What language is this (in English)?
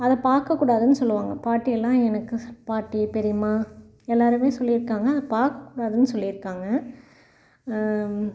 Tamil